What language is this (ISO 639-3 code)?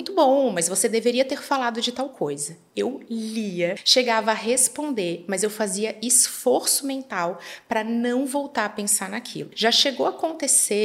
por